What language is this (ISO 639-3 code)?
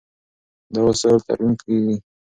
pus